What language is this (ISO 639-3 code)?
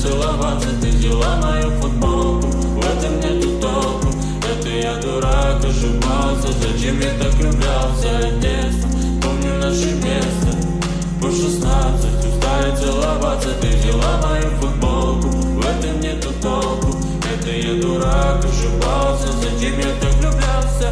ron